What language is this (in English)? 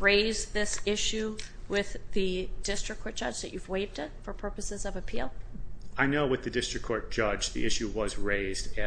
English